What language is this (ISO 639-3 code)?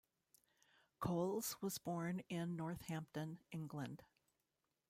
eng